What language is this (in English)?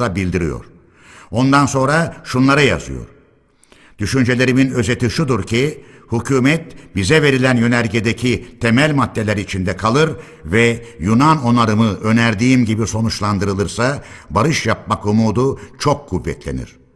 Turkish